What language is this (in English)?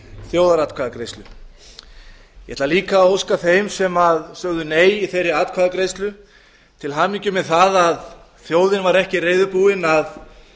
Icelandic